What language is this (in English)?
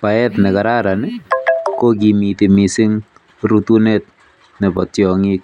Kalenjin